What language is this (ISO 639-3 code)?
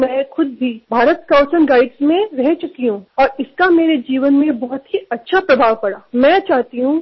mar